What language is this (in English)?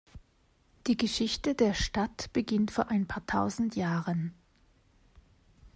German